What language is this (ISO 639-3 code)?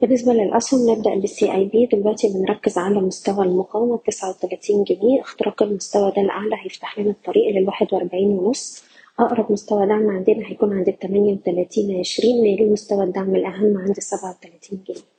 ara